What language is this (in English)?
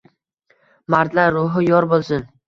Uzbek